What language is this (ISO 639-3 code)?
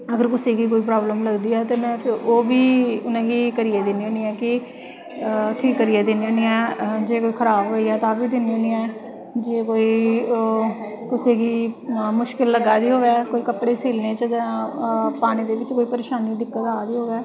doi